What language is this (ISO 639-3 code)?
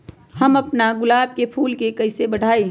mag